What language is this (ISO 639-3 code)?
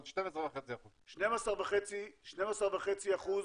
heb